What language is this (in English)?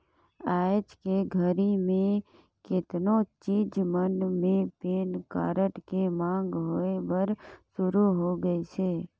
Chhattisgarhi